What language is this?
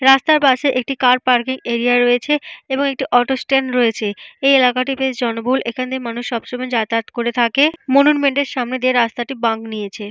Bangla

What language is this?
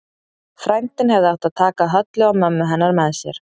Icelandic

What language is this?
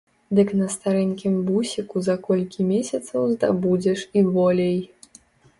Belarusian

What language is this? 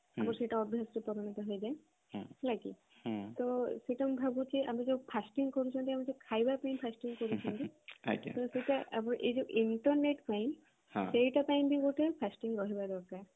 Odia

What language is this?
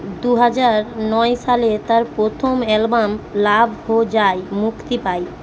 Bangla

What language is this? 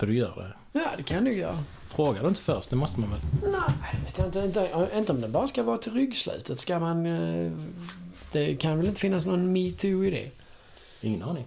Swedish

